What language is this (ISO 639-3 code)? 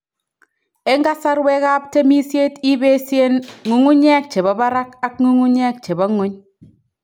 kln